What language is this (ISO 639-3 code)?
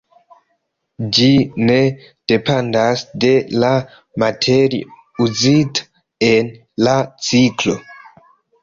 epo